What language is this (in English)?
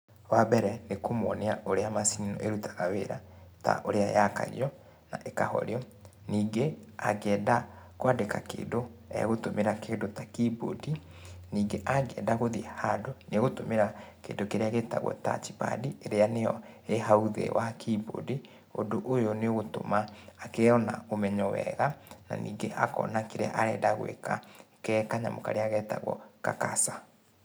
Kikuyu